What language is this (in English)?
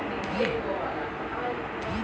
Telugu